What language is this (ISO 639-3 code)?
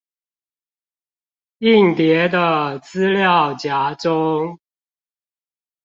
zho